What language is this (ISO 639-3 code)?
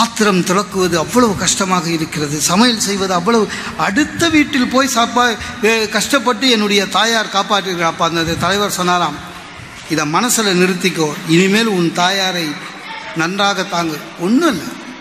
tam